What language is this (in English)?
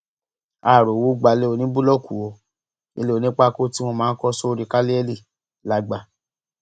Yoruba